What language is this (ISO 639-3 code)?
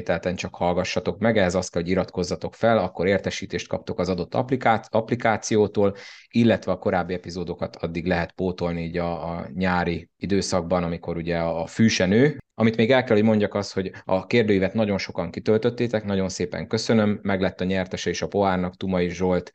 hun